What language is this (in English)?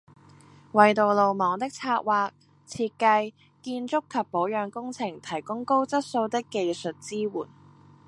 Cantonese